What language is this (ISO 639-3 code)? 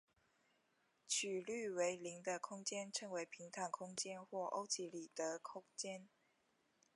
zho